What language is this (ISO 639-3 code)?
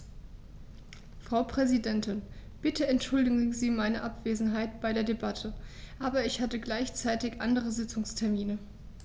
deu